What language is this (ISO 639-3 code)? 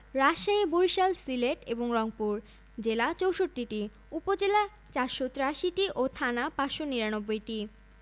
ben